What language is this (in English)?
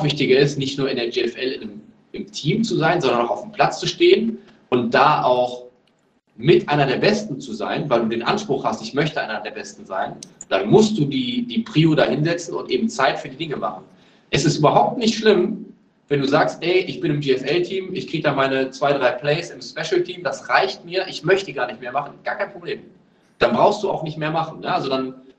German